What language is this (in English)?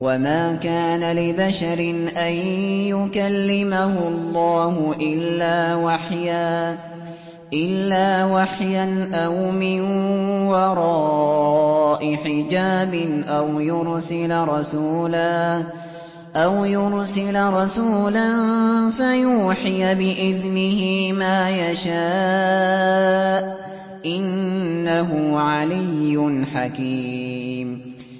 Arabic